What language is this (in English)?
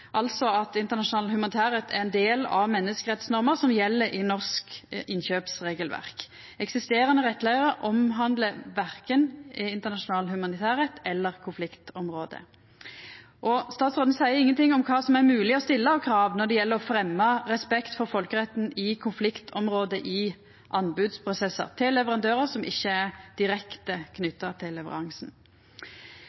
Norwegian Nynorsk